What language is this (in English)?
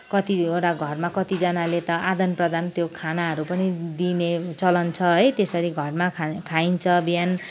Nepali